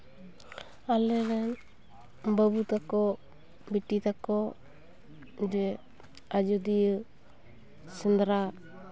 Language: Santali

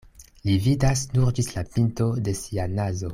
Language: Esperanto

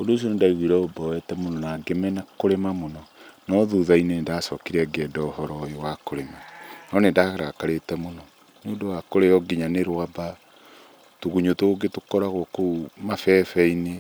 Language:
Kikuyu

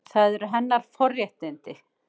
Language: Icelandic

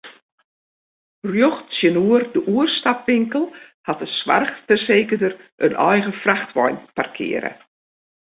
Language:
Western Frisian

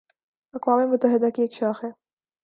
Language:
Urdu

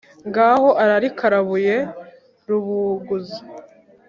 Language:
Kinyarwanda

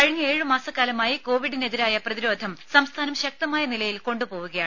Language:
Malayalam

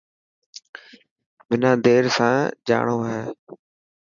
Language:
Dhatki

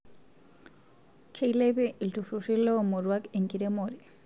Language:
Masai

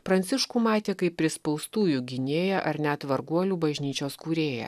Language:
Lithuanian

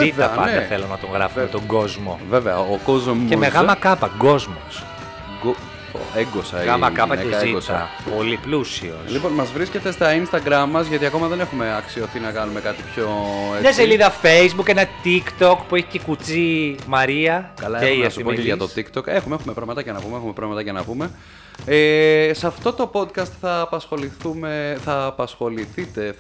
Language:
Greek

